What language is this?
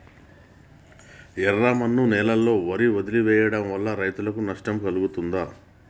Telugu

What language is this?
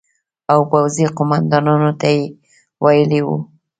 Pashto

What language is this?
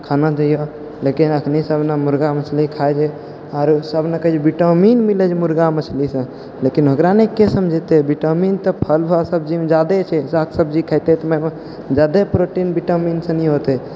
Maithili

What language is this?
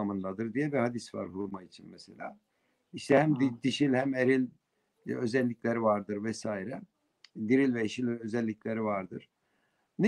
Turkish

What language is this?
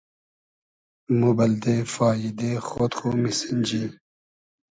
Hazaragi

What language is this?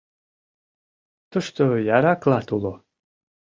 Mari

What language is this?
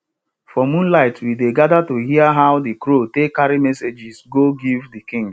Nigerian Pidgin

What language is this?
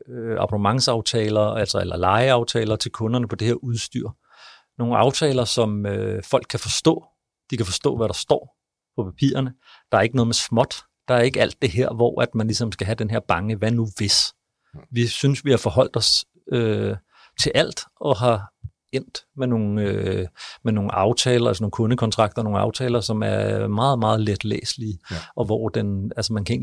Danish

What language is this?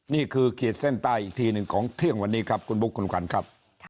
Thai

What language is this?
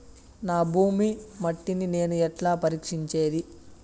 Telugu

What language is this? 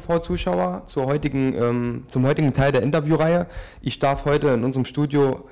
German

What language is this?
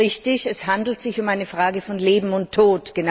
German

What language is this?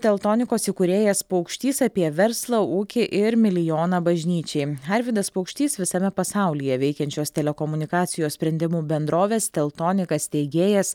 Lithuanian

